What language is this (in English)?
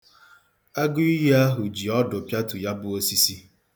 Igbo